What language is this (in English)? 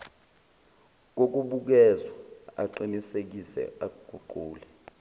Zulu